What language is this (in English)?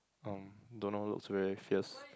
English